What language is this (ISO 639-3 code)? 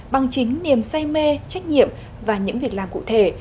vie